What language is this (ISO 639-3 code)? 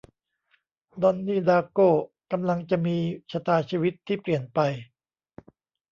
tha